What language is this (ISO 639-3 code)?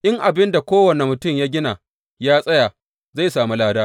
hau